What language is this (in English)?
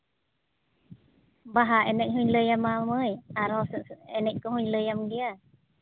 Santali